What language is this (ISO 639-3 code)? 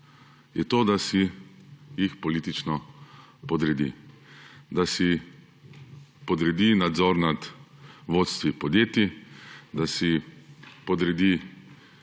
slv